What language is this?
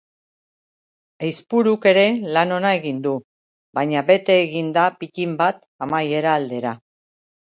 Basque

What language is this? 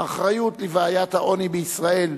Hebrew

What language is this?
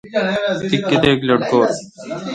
Kalkoti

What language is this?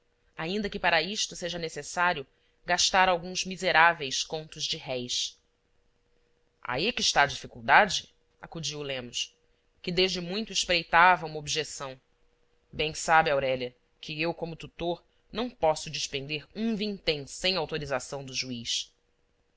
Portuguese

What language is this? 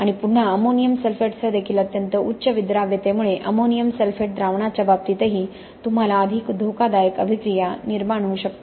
Marathi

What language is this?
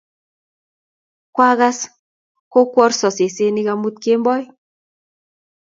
Kalenjin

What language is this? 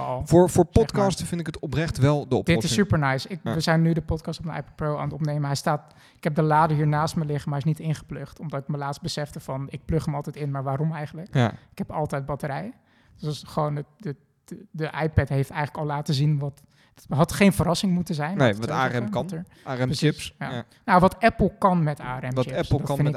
Dutch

